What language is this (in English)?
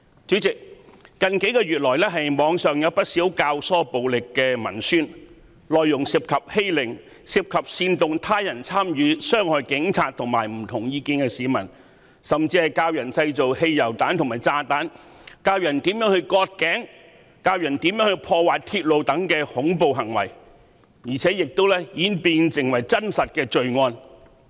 Cantonese